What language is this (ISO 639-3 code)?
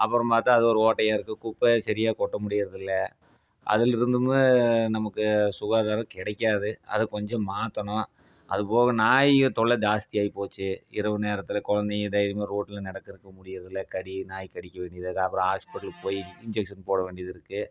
tam